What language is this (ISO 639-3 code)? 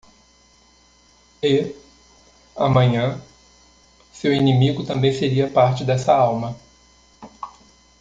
por